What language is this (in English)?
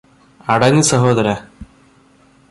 Malayalam